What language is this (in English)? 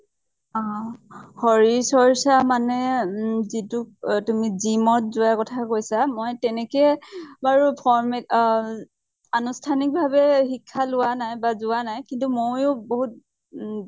Assamese